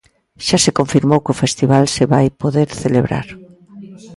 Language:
Galician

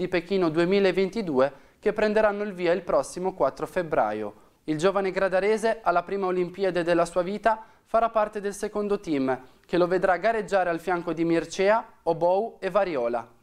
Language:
Italian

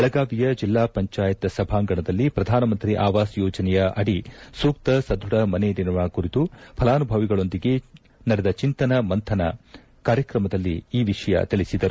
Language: Kannada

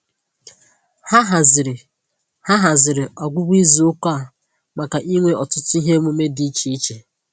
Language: Igbo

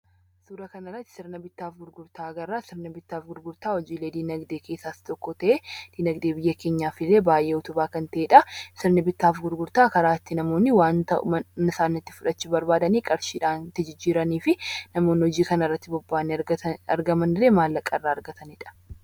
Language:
Oromo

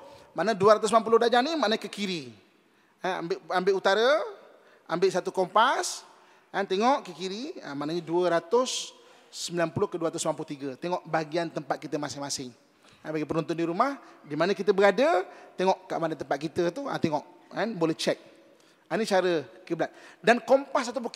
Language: Malay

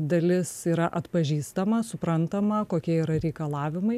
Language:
Lithuanian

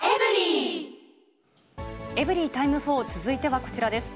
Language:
Japanese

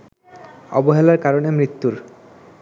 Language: Bangla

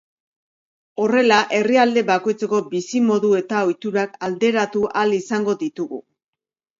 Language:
Basque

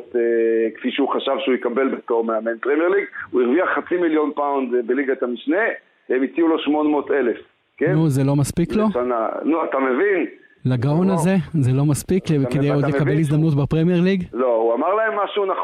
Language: Hebrew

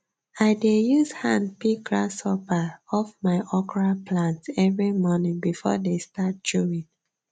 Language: Nigerian Pidgin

